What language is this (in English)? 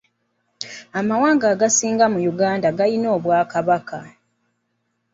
Ganda